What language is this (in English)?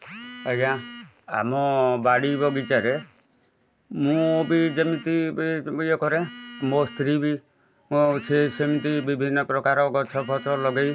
Odia